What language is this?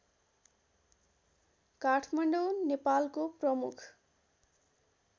Nepali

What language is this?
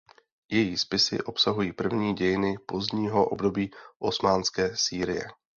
Czech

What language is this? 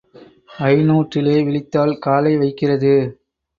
Tamil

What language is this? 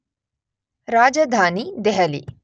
Kannada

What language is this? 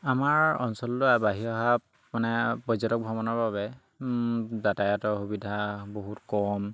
Assamese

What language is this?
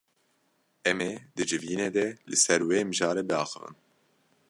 Kurdish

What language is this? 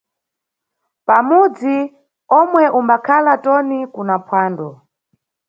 Nyungwe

